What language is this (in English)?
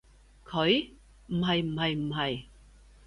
Cantonese